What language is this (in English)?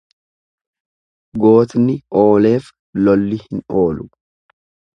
Oromo